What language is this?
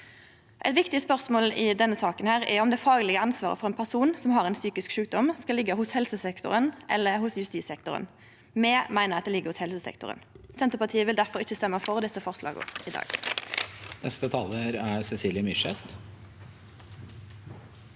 Norwegian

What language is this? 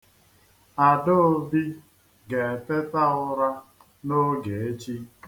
Igbo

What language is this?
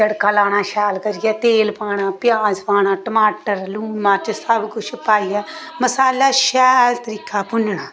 Dogri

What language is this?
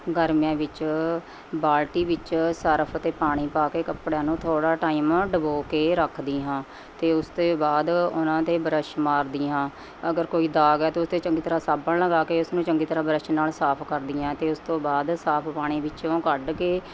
Punjabi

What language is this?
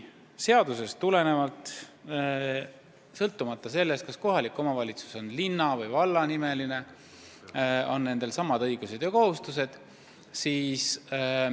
Estonian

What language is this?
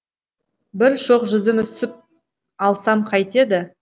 Kazakh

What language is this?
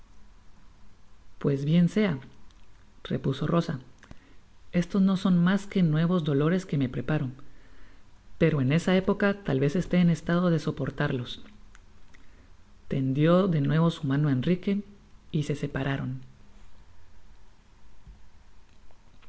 Spanish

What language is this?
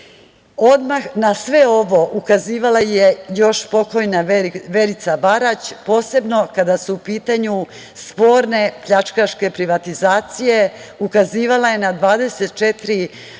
Serbian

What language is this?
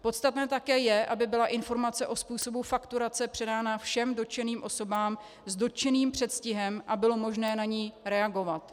Czech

